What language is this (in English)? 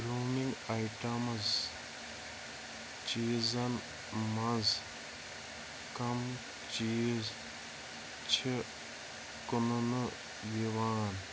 Kashmiri